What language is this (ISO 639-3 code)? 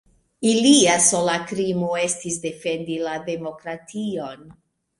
epo